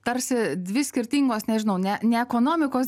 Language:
Lithuanian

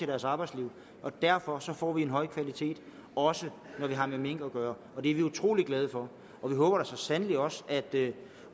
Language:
Danish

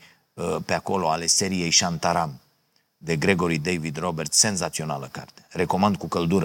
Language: Romanian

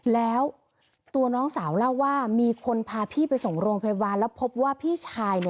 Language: Thai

